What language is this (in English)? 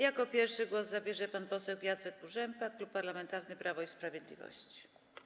Polish